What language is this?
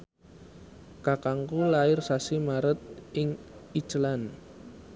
Javanese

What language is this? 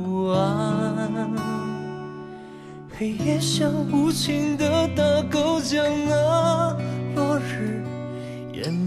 Vietnamese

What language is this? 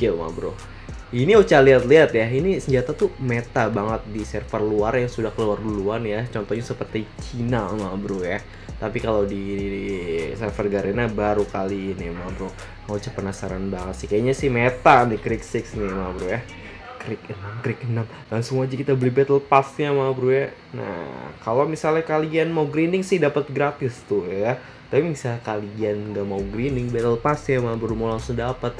Indonesian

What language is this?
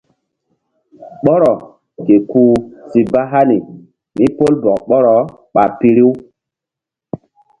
Mbum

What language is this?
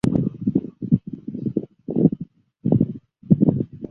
Chinese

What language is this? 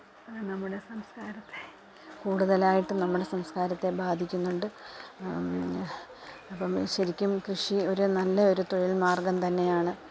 Malayalam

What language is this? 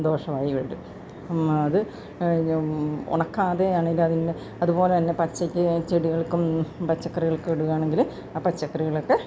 Malayalam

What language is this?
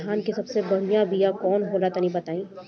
Bhojpuri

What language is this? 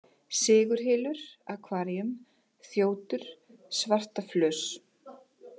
Icelandic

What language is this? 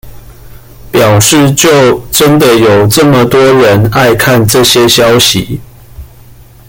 Chinese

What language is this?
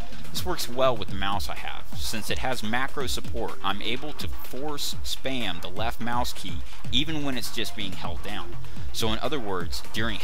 English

